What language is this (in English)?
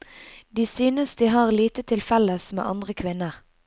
Norwegian